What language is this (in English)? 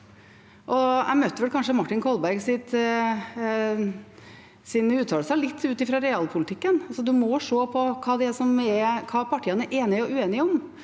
Norwegian